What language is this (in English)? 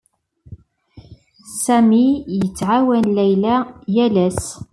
Kabyle